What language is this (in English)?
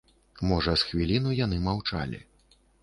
Belarusian